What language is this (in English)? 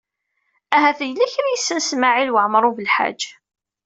Kabyle